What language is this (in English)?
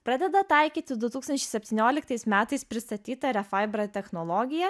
Lithuanian